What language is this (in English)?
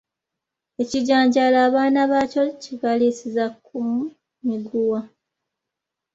Ganda